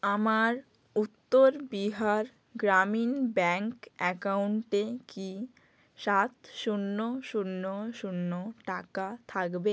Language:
Bangla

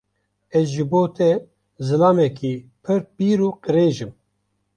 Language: Kurdish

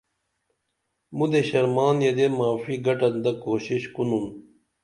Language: Dameli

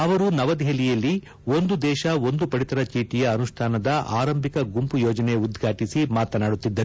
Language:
Kannada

